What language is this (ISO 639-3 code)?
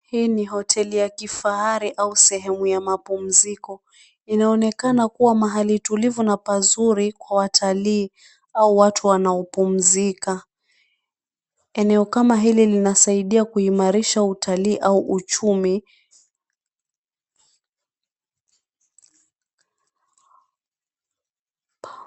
swa